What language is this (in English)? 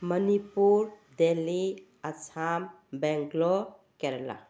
Manipuri